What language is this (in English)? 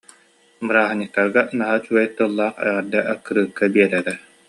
Yakut